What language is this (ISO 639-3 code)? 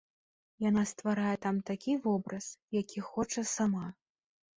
bel